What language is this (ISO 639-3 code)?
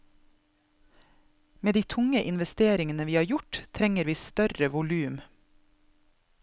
nor